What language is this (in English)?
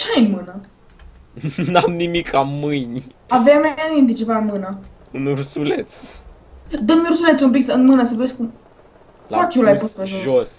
Romanian